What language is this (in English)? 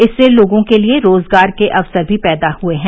Hindi